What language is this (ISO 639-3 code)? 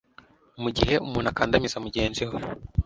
kin